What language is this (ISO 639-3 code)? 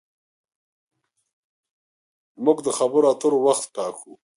pus